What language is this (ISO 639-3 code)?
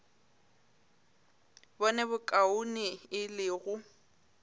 nso